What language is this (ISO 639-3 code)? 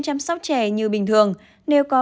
vie